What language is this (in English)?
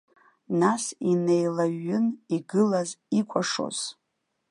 Abkhazian